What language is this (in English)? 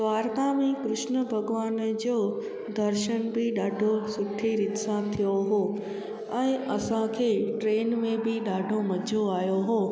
Sindhi